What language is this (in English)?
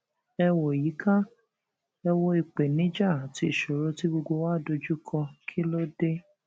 Yoruba